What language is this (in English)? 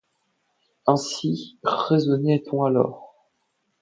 French